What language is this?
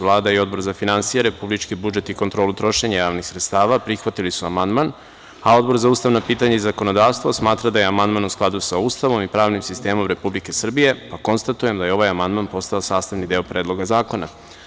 Serbian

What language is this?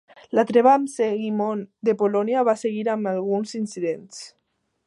Catalan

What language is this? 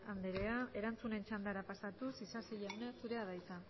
Basque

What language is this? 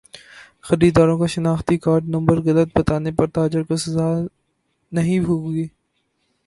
Urdu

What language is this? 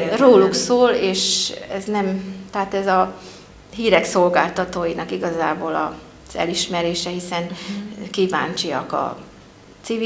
Hungarian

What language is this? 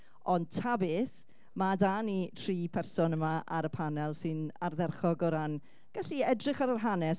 Welsh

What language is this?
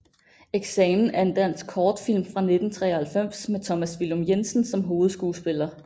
Danish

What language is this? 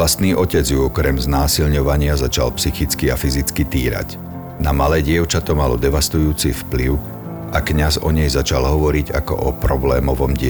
Slovak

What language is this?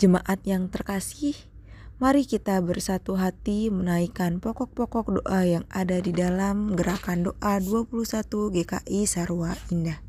Indonesian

